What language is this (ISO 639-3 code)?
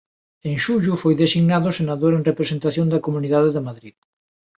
glg